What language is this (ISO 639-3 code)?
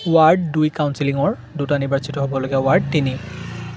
asm